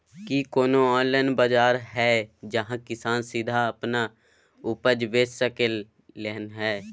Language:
Maithili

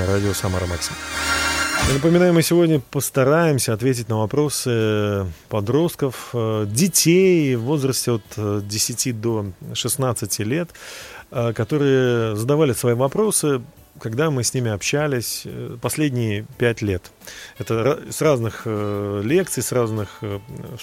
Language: Russian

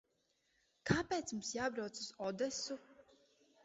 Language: Latvian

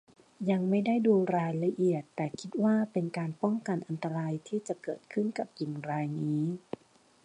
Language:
Thai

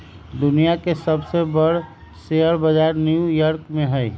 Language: Magahi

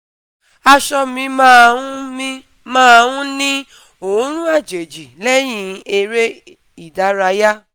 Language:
Yoruba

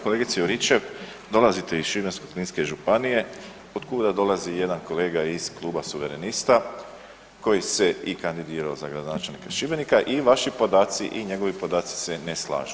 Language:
Croatian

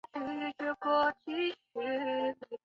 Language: Chinese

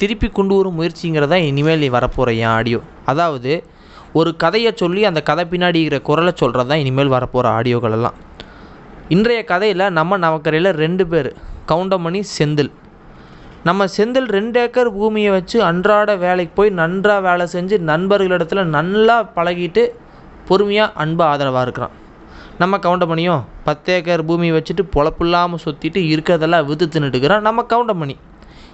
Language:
Tamil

